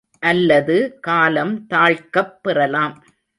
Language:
Tamil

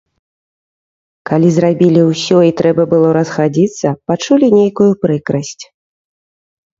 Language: Belarusian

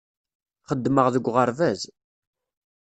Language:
Kabyle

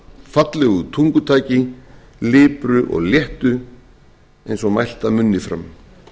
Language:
Icelandic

